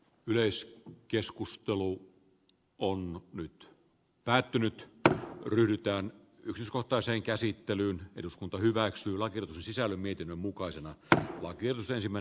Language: Finnish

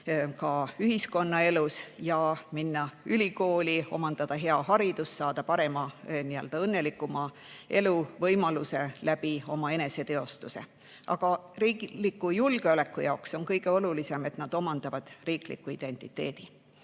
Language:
Estonian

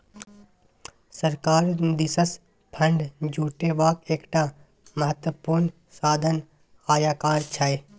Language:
Maithili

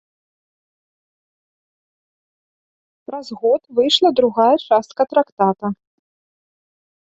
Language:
Belarusian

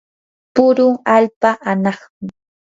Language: Yanahuanca Pasco Quechua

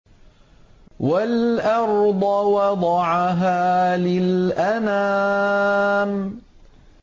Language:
Arabic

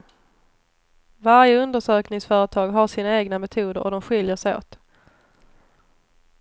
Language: Swedish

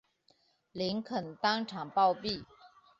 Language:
Chinese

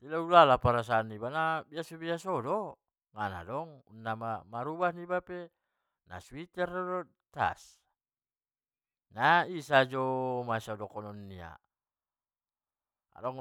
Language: Batak Mandailing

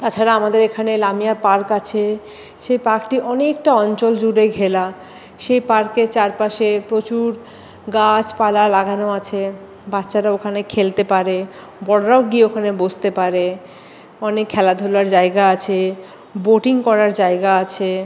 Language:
Bangla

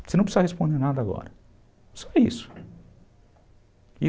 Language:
Portuguese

